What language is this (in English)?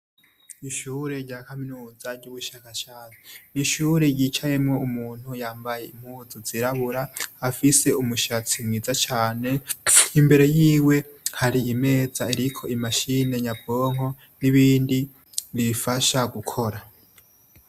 Rundi